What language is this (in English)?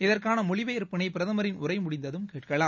Tamil